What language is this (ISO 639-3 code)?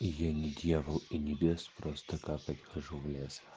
rus